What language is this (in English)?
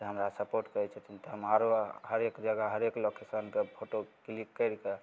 Maithili